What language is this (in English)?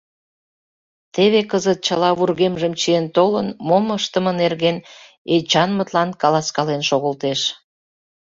Mari